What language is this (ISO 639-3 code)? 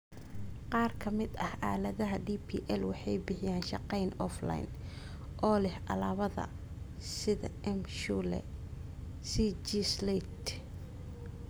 som